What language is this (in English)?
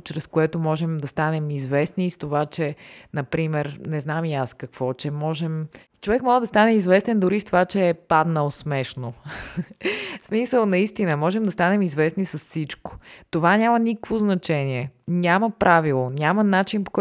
Bulgarian